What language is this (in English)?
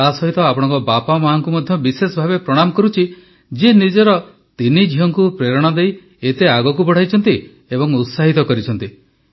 Odia